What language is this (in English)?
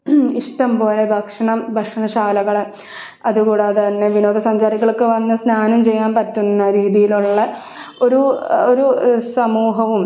Malayalam